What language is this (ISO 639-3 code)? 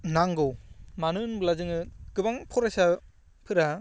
brx